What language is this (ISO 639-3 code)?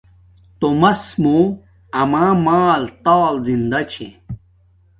dmk